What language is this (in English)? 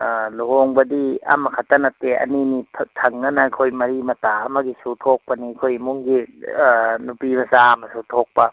Manipuri